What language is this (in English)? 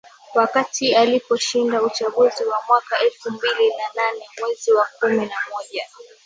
Swahili